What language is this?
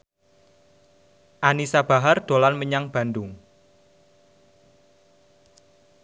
Javanese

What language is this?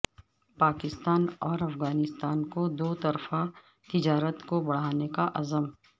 Urdu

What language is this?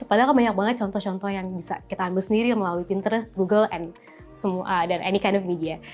Indonesian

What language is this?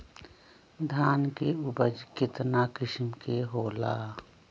Magahi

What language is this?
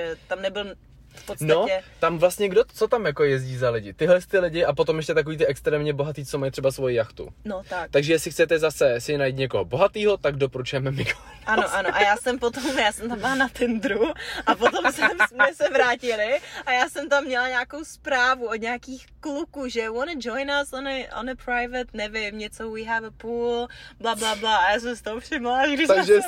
Czech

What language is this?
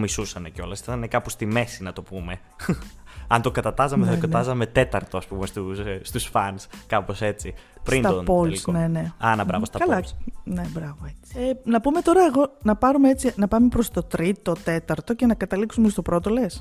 Greek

